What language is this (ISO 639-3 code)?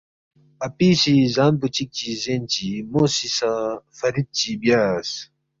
bft